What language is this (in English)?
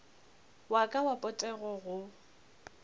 Northern Sotho